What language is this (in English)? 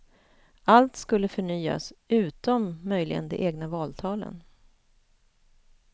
Swedish